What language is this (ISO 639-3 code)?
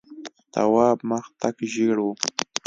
pus